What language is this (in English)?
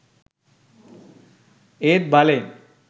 Sinhala